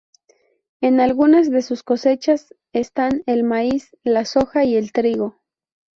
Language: Spanish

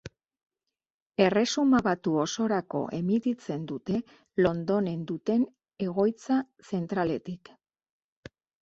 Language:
Basque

